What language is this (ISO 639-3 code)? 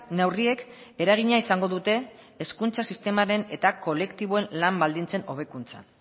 eus